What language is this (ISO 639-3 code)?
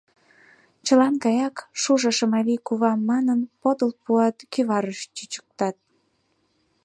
chm